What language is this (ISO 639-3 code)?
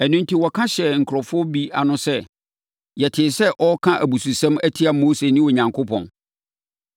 aka